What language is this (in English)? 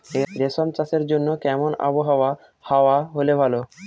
Bangla